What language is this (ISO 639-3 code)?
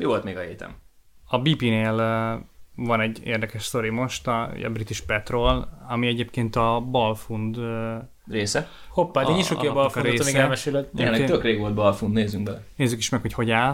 hun